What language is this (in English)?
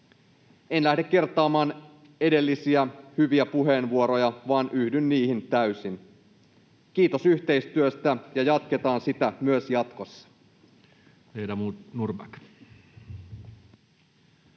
Finnish